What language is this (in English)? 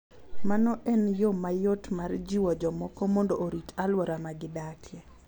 Luo (Kenya and Tanzania)